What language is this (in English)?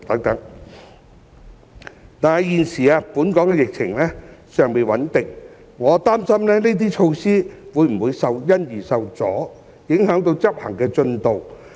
Cantonese